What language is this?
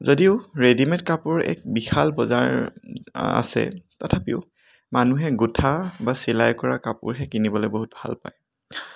Assamese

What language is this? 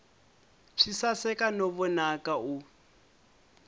Tsonga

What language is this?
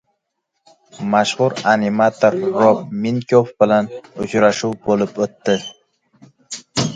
Uzbek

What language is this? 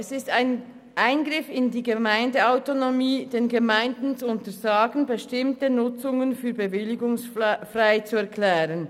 Swiss German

